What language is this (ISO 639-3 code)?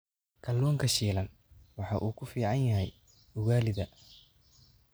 som